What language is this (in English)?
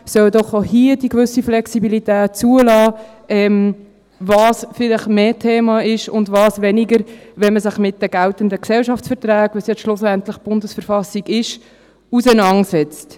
Swiss German